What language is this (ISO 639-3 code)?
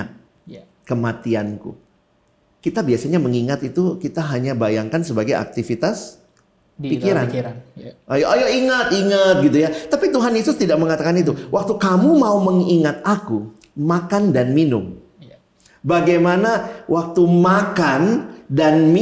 ind